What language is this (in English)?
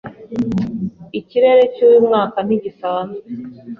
Kinyarwanda